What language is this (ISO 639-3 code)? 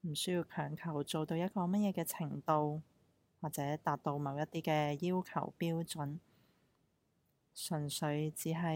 zho